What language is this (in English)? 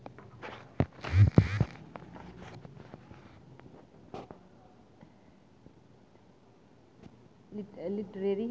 Dogri